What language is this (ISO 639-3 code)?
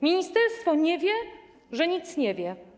pol